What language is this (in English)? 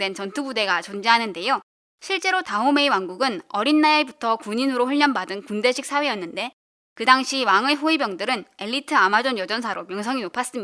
Korean